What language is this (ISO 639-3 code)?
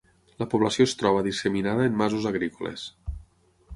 cat